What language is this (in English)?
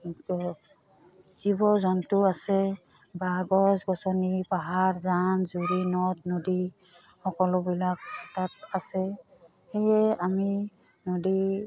Assamese